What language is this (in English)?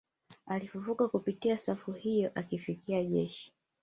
Swahili